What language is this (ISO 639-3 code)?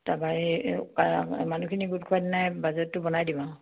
asm